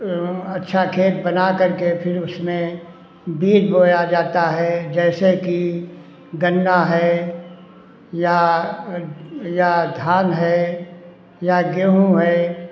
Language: Hindi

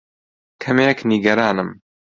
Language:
Central Kurdish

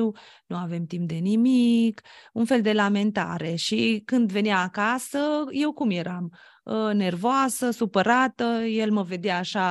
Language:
Romanian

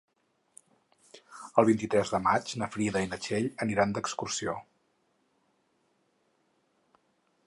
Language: Catalan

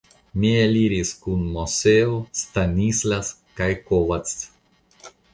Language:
Esperanto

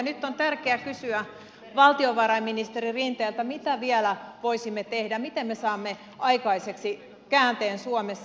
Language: Finnish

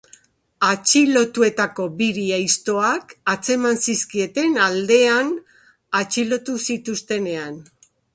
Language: Basque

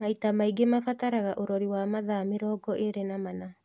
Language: Kikuyu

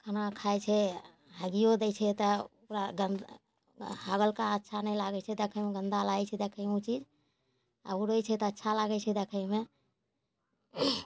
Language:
Maithili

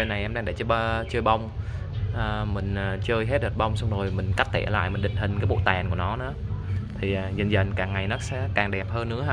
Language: Vietnamese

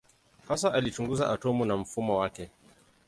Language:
Swahili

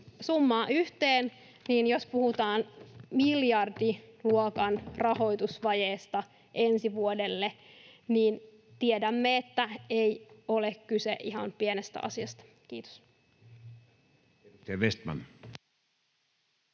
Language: Finnish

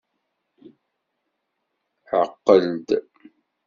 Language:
Kabyle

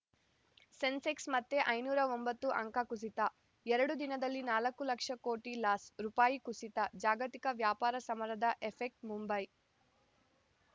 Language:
Kannada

